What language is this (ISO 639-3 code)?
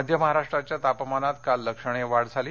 mar